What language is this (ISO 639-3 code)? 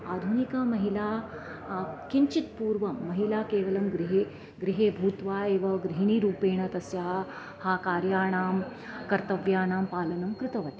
san